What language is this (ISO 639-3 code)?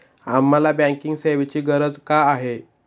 mar